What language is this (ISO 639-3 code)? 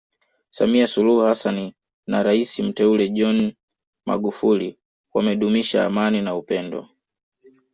swa